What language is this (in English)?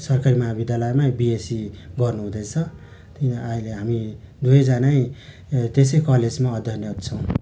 Nepali